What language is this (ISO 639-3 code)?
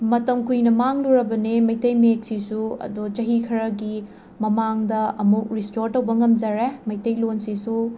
mni